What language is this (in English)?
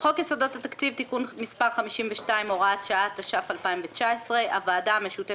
Hebrew